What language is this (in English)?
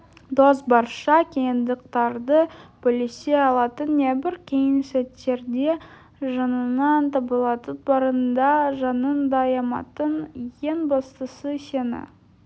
Kazakh